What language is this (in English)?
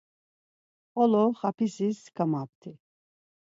Laz